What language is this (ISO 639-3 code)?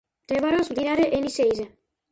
kat